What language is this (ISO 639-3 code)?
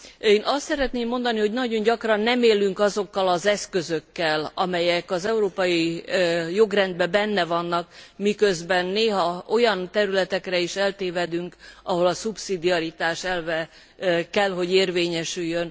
hun